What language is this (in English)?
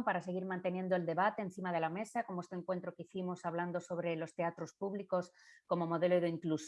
Spanish